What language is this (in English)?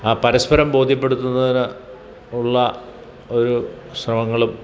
Malayalam